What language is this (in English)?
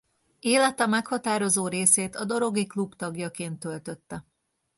Hungarian